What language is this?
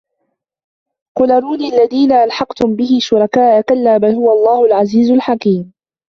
Arabic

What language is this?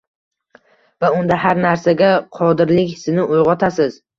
Uzbek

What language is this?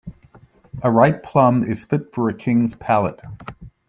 English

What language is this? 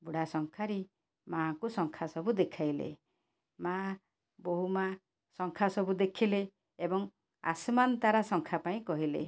Odia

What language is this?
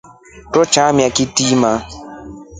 Rombo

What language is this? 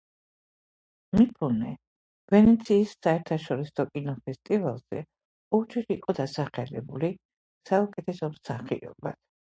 Georgian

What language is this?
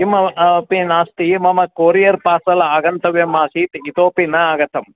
Sanskrit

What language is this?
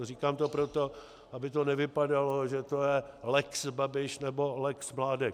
Czech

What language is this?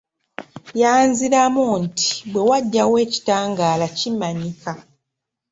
Ganda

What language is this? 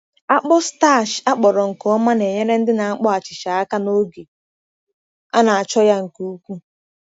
Igbo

